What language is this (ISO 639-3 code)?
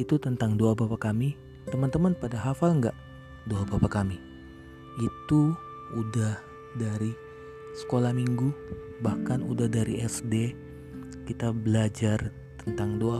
ind